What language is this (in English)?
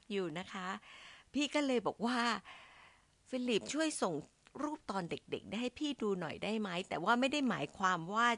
Thai